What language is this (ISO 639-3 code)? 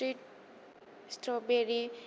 brx